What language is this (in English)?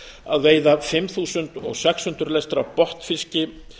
Icelandic